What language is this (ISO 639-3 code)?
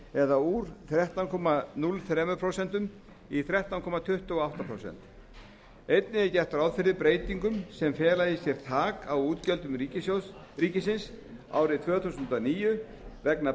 isl